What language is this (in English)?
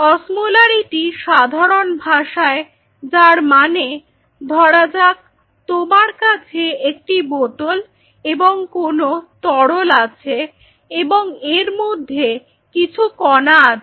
Bangla